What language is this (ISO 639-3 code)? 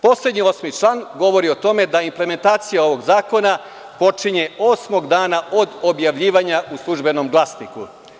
srp